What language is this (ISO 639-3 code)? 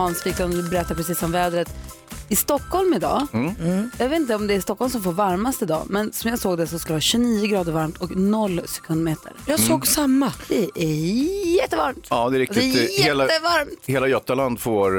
swe